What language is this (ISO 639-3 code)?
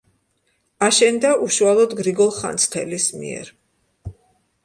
kat